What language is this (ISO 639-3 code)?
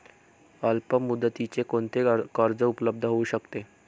mar